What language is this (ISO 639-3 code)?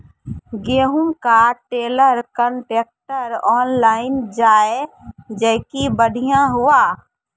mai